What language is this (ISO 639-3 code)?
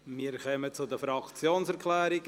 gsw